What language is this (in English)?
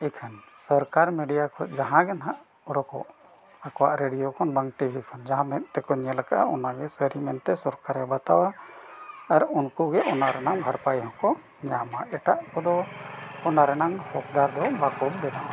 Santali